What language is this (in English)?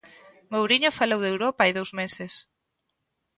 Galician